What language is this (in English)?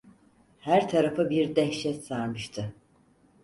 Turkish